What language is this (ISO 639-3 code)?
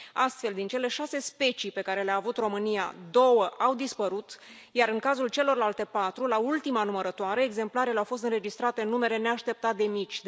ron